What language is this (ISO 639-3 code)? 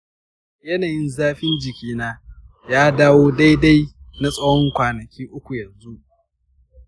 hau